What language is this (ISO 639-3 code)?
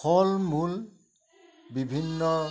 asm